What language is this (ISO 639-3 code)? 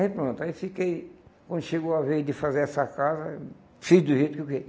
por